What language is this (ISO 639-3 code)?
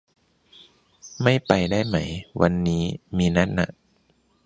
tha